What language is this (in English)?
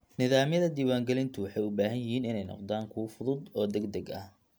Somali